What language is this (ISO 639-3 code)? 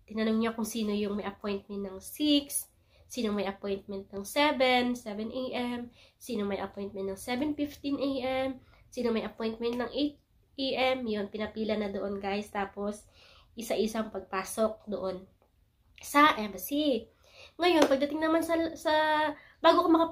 fil